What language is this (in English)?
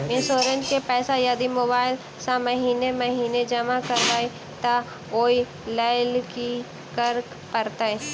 Maithili